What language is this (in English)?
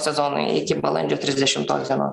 Lithuanian